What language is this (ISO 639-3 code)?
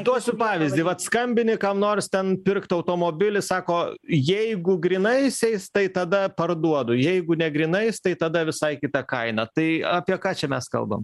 lit